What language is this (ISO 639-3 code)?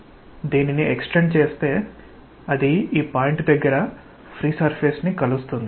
tel